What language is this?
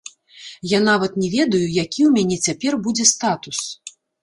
Belarusian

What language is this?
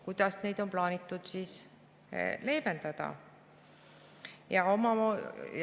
Estonian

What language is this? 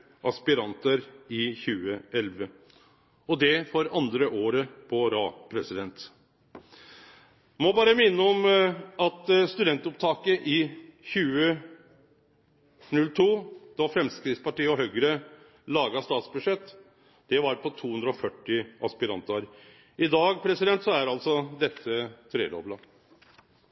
Norwegian Nynorsk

